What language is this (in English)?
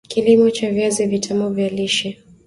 Swahili